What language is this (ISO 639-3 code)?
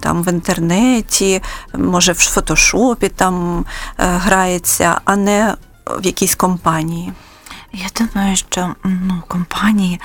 ukr